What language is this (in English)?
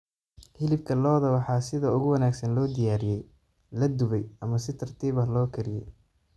Somali